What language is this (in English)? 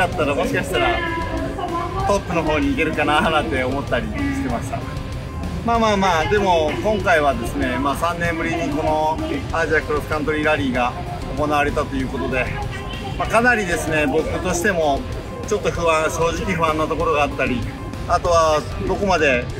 Japanese